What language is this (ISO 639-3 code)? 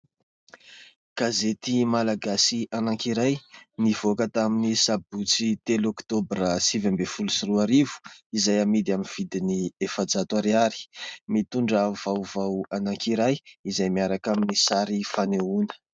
mlg